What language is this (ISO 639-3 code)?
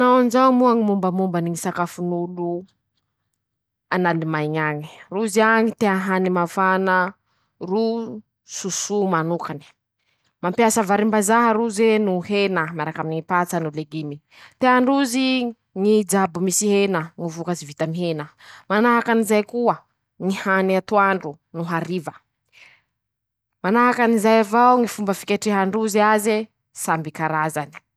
msh